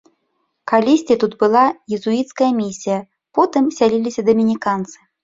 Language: Belarusian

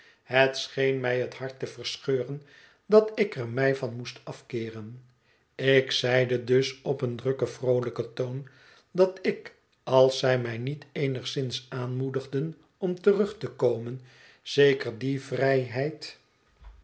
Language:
Dutch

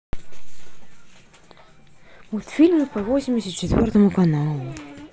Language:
Russian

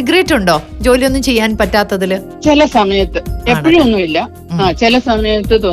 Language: Malayalam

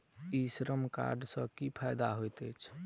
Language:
Maithili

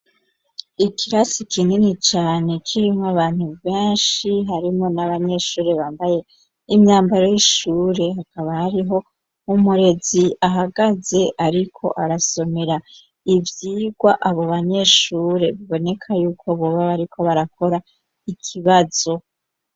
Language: Rundi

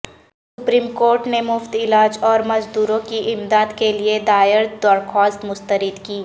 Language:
Urdu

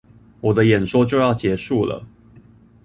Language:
Chinese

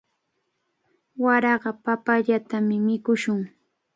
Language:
Cajatambo North Lima Quechua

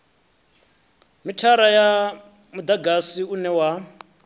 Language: Venda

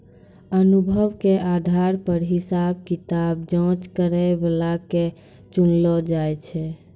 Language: Maithili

